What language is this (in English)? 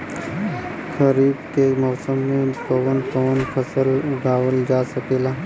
Bhojpuri